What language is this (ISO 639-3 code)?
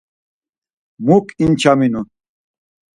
lzz